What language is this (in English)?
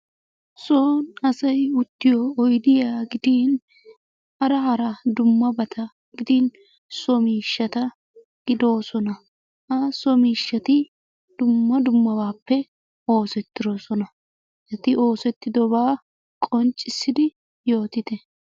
Wolaytta